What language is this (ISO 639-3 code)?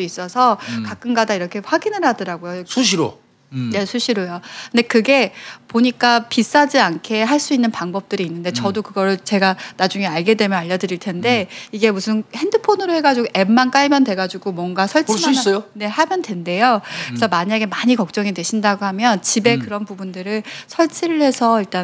kor